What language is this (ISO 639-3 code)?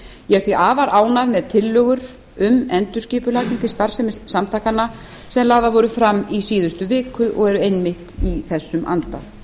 isl